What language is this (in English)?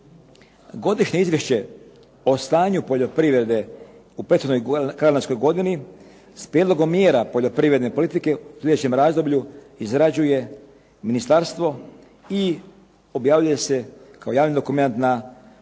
Croatian